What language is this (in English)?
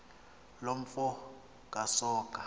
Xhosa